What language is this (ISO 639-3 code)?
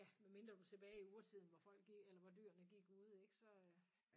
dan